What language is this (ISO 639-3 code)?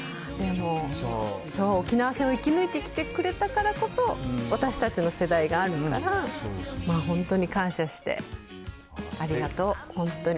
jpn